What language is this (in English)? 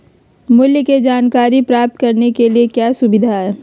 Magahi